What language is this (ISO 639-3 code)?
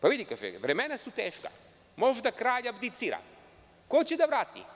srp